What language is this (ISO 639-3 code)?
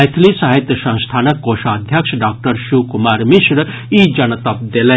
mai